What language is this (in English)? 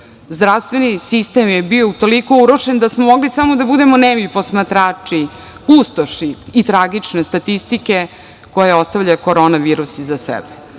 Serbian